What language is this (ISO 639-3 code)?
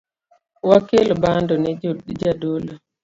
luo